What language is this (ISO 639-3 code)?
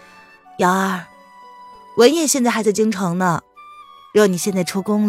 zho